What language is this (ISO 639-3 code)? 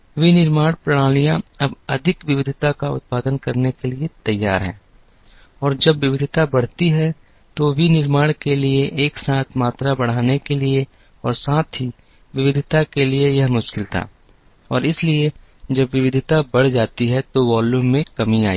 hin